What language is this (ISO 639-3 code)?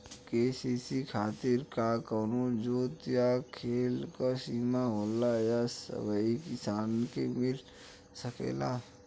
bho